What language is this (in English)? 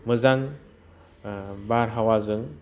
Bodo